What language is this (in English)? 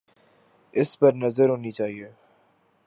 Urdu